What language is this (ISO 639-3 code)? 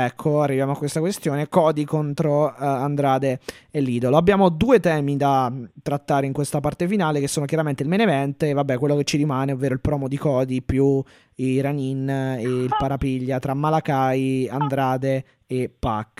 ita